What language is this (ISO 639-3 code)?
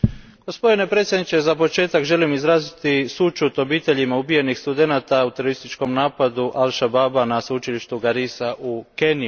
hrv